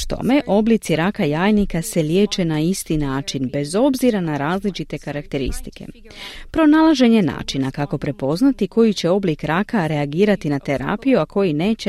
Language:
Croatian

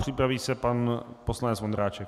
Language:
Czech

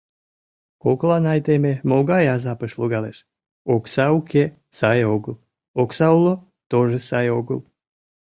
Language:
Mari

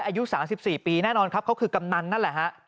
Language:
Thai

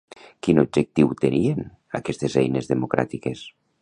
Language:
Catalan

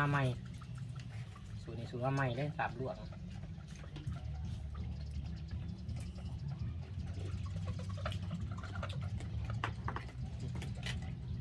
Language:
Thai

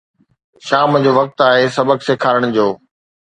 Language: Sindhi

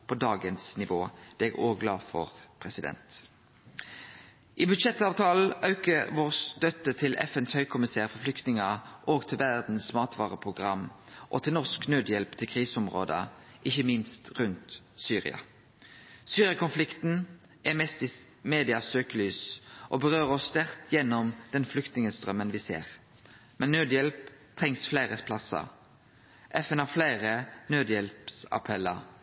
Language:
Norwegian Nynorsk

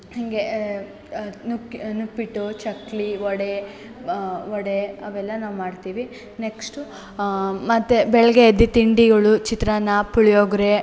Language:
Kannada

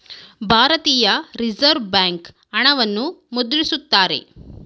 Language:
Kannada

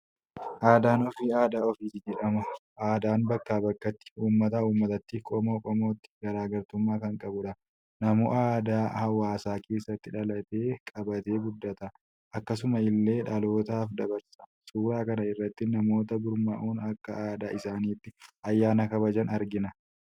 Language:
Oromo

